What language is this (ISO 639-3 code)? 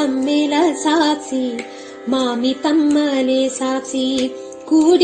kan